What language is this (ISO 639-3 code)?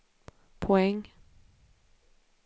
swe